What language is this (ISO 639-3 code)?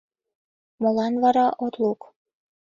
chm